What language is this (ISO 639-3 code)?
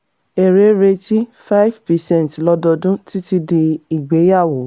yor